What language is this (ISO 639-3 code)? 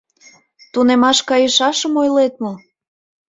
chm